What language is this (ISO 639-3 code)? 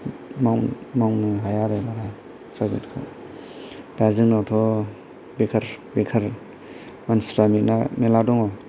brx